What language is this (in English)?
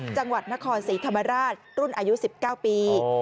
Thai